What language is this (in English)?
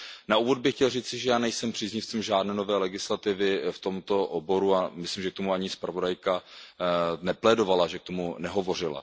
Czech